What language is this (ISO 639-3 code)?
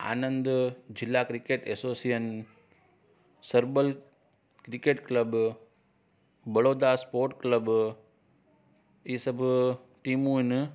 snd